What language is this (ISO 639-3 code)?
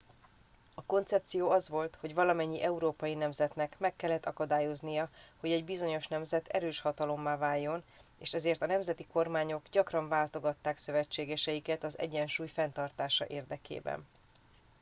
hun